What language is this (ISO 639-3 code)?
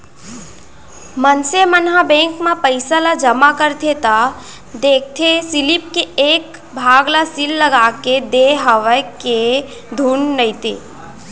hne